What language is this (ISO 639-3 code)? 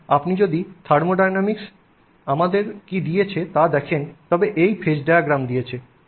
ben